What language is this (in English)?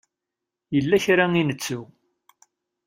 Kabyle